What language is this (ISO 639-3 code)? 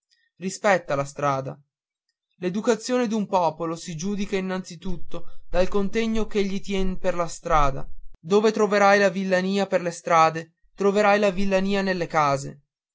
ita